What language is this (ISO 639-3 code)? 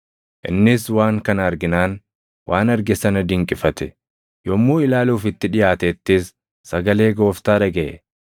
orm